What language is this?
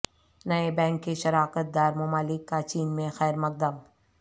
Urdu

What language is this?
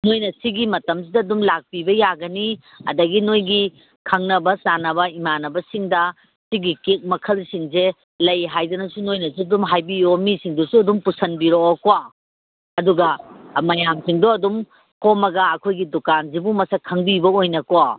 Manipuri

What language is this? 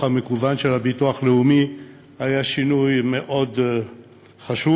Hebrew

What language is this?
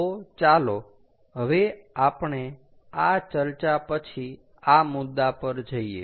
Gujarati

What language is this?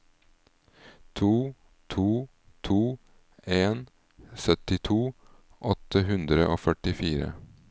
Norwegian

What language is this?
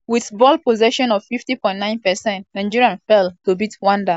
Nigerian Pidgin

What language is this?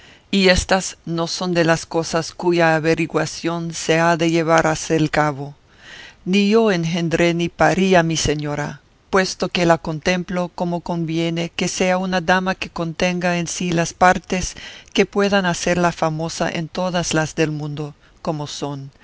Spanish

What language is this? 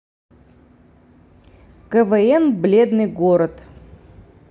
Russian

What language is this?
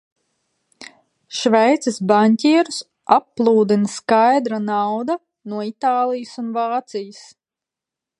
Latvian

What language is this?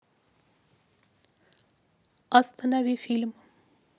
Russian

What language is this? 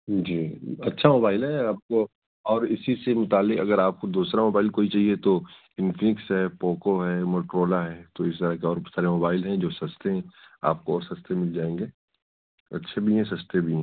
Urdu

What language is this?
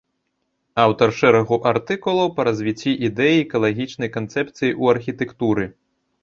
Belarusian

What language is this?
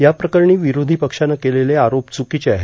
Marathi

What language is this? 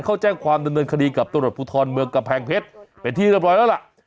Thai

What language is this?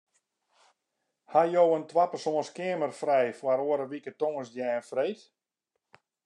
Western Frisian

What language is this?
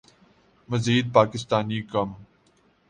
Urdu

